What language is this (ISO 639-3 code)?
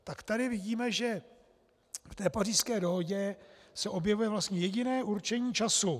ces